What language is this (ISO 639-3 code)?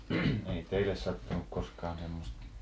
fin